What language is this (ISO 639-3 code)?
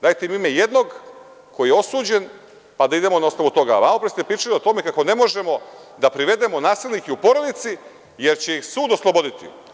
srp